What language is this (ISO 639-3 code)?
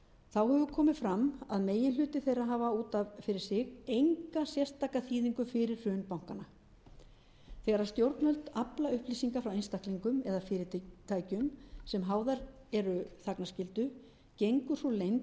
isl